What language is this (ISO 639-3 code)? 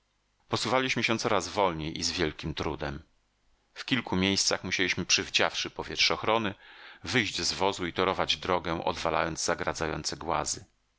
pol